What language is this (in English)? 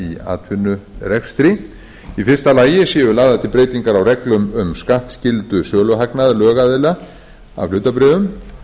Icelandic